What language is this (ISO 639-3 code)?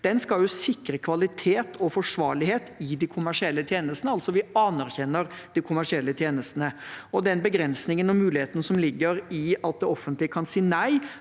nor